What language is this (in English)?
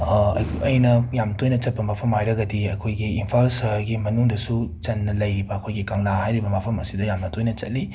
Manipuri